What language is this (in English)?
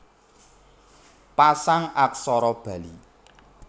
Javanese